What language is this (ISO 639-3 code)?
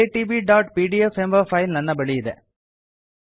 kan